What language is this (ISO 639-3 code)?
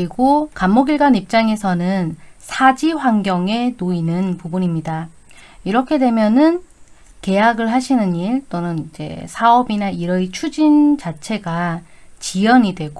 kor